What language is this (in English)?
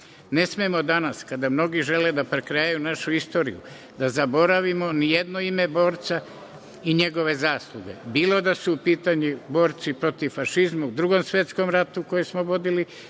Serbian